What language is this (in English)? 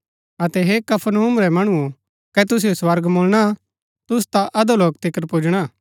Gaddi